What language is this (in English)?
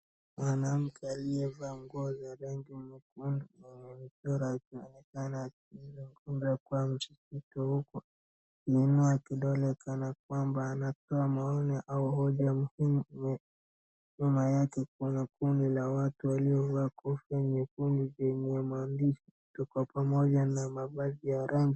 Swahili